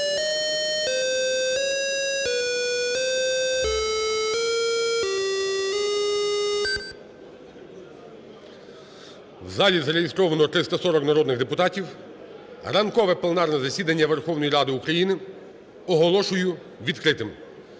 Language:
Ukrainian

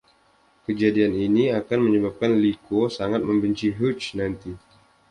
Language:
Indonesian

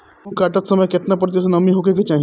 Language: Bhojpuri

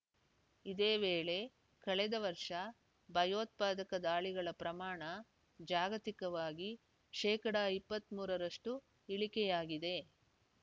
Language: Kannada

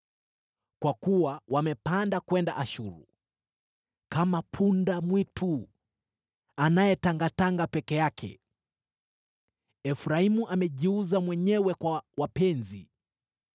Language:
Swahili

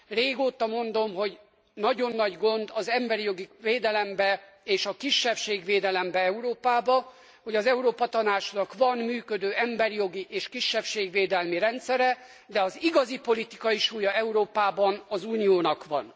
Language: Hungarian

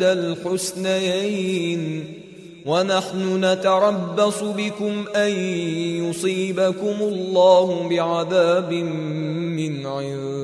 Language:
Arabic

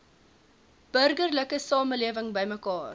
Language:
Afrikaans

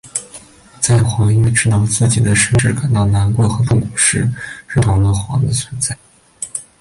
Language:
Chinese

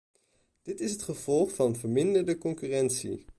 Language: Dutch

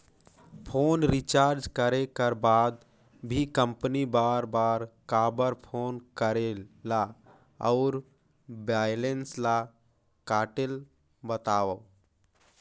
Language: Chhattisgarhi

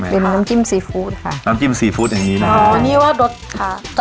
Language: Thai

